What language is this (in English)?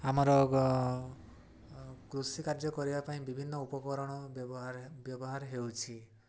Odia